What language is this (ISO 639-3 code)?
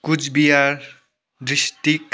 nep